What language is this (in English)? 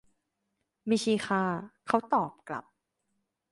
Thai